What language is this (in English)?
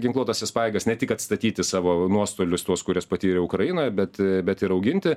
Lithuanian